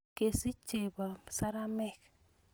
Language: Kalenjin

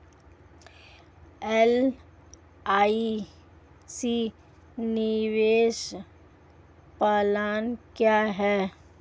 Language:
Hindi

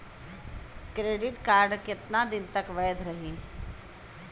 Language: Bhojpuri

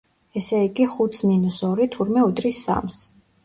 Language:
Georgian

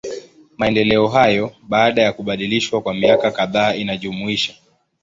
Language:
Swahili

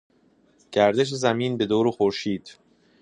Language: Persian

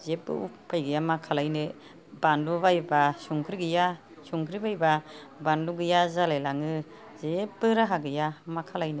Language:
Bodo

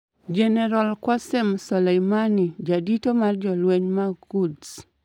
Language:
Luo (Kenya and Tanzania)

